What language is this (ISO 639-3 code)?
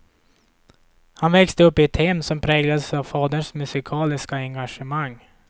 swe